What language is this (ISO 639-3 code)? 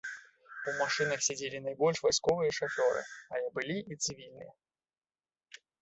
bel